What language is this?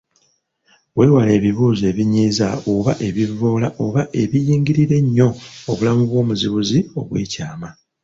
Ganda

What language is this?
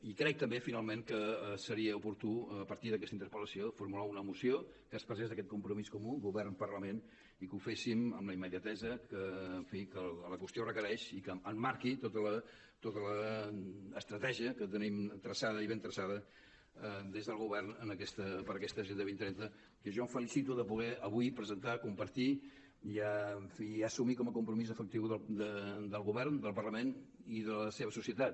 Catalan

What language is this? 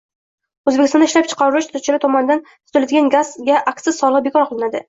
Uzbek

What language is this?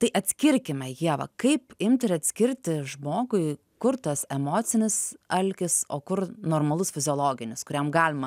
Lithuanian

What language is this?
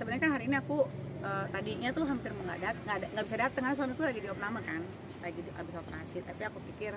Indonesian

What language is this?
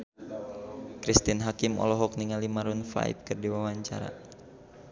Sundanese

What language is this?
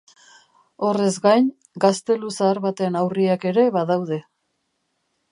Basque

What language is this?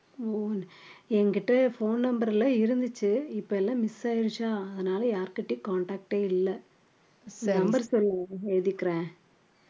Tamil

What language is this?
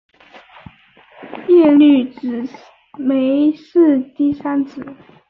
Chinese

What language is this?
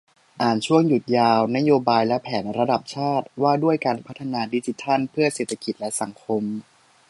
Thai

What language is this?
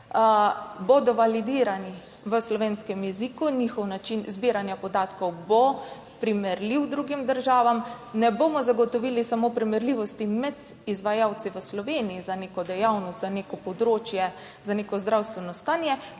Slovenian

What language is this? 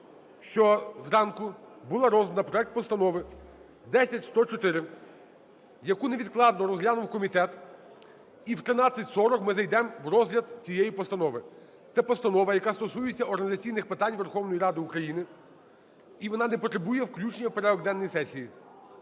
Ukrainian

